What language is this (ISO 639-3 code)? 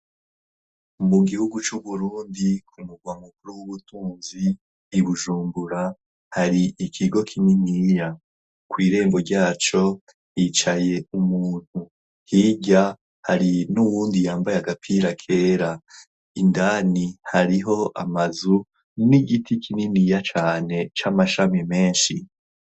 run